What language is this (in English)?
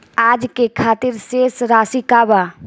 Bhojpuri